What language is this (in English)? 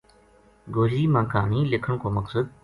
Gujari